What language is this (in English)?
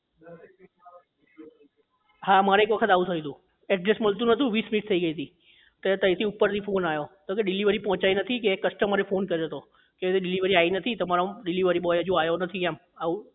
Gujarati